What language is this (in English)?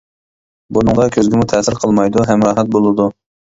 Uyghur